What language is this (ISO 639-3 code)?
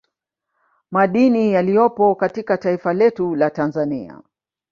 swa